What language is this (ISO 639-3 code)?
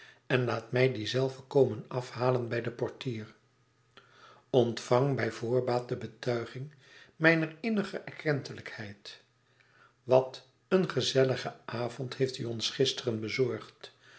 nld